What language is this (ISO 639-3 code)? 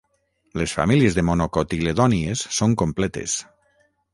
cat